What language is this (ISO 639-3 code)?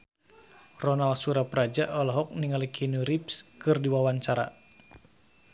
sun